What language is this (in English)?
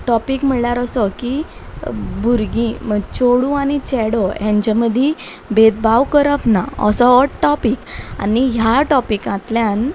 Konkani